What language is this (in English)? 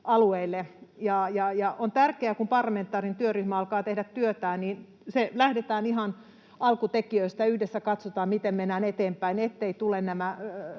Finnish